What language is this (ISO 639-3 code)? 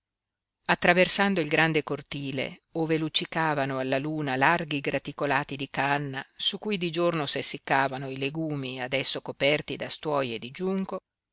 ita